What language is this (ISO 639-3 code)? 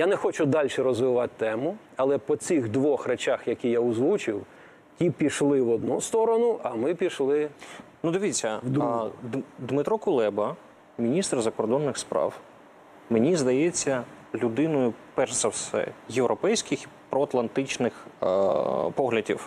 ukr